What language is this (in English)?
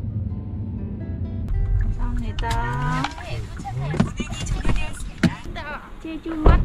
Korean